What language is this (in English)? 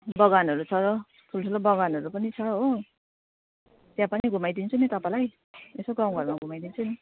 Nepali